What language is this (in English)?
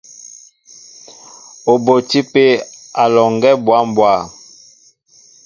Mbo (Cameroon)